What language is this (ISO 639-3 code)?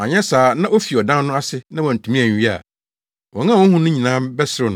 aka